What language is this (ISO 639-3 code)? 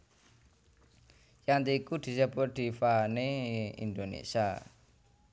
jav